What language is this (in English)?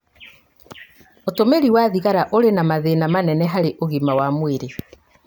Kikuyu